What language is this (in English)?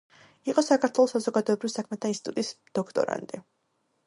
Georgian